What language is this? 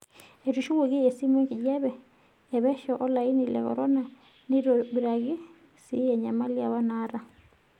Masai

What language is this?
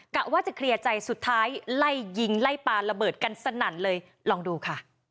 Thai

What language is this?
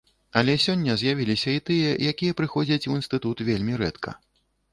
Belarusian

